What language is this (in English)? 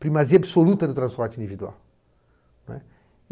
Portuguese